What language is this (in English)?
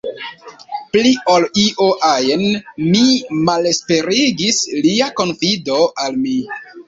Esperanto